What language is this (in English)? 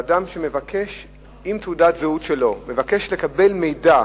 Hebrew